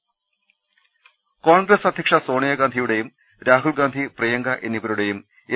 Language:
Malayalam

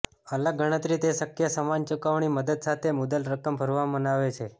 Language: Gujarati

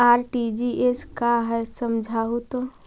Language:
Magahi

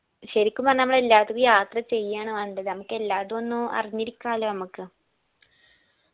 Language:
Malayalam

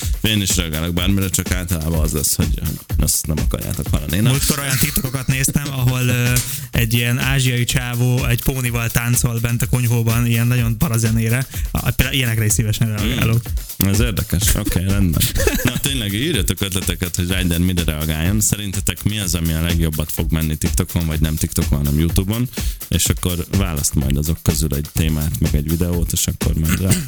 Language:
Hungarian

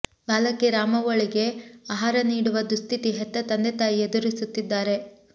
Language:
Kannada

